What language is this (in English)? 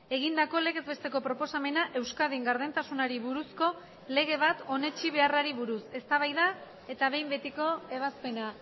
Basque